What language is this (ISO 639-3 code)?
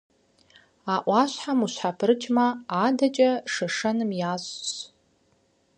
kbd